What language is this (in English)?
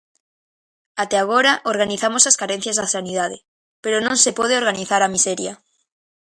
Galician